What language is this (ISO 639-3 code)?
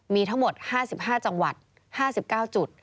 tha